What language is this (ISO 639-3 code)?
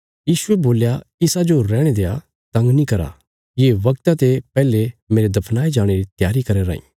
kfs